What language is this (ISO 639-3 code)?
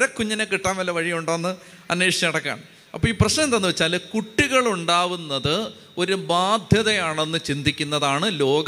mal